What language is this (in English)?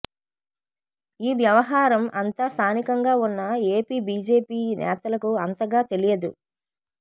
Telugu